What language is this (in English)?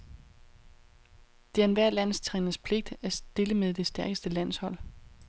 Danish